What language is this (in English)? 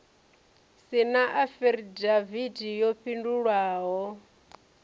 Venda